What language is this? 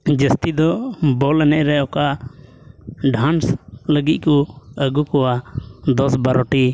Santali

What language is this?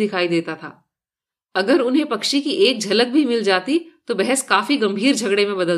Hindi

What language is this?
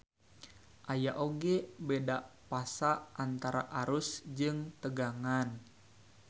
Sundanese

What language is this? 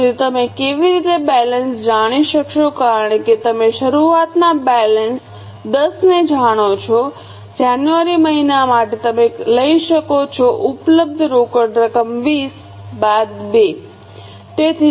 Gujarati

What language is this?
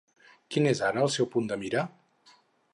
Catalan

